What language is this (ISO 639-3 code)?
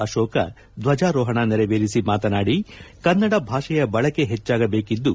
kan